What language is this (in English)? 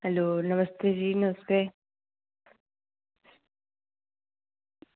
Dogri